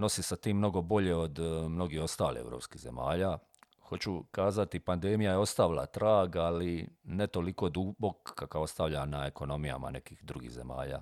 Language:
Croatian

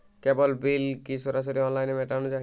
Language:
Bangla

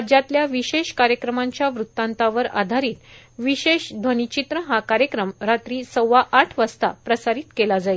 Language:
Marathi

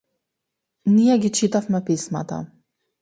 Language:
Macedonian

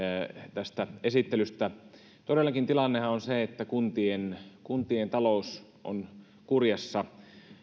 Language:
Finnish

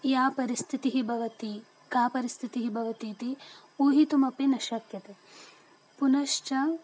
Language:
Sanskrit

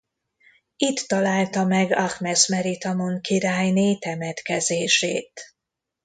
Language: Hungarian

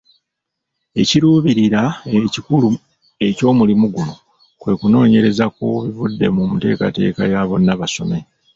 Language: Ganda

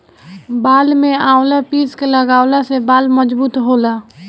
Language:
Bhojpuri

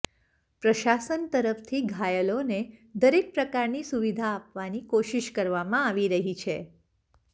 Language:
Gujarati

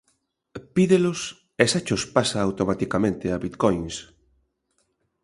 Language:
Galician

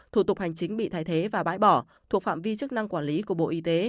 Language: Vietnamese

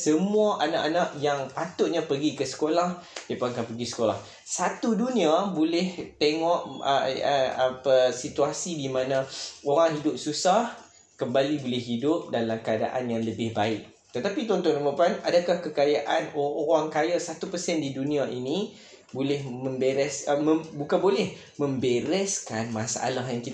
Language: Malay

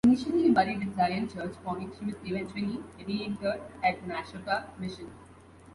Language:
English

